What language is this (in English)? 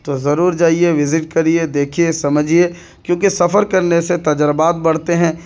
Urdu